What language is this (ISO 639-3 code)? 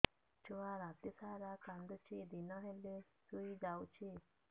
ori